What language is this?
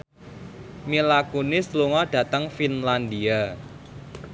Javanese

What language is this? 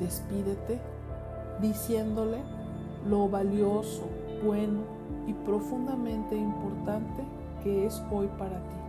Spanish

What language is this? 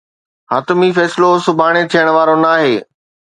Sindhi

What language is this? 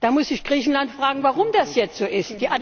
German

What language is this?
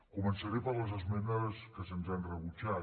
Catalan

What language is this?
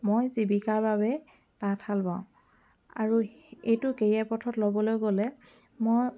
Assamese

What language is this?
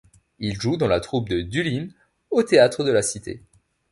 French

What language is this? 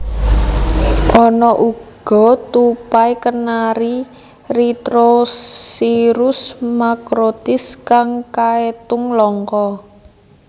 Javanese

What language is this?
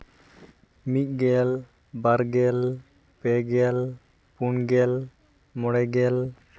Santali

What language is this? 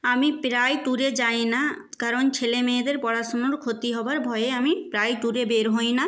Bangla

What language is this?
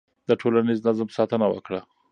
Pashto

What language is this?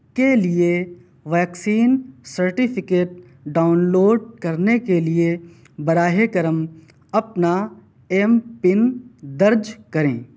Urdu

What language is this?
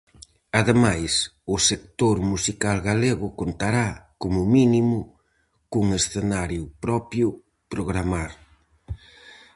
Galician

